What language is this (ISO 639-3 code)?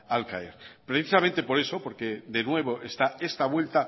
spa